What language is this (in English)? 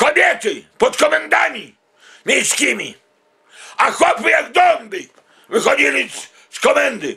Polish